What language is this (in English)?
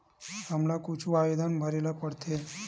Chhattisgarhi